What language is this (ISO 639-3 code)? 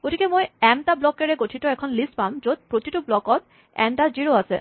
asm